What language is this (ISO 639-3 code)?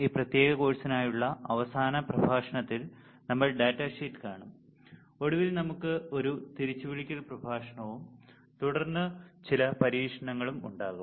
mal